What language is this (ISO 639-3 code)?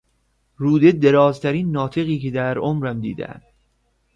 fas